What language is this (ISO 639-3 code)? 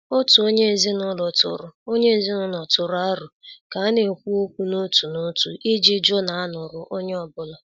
ibo